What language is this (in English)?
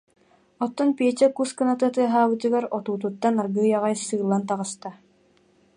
Yakut